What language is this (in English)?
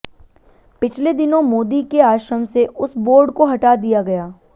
Hindi